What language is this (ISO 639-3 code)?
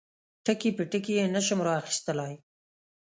pus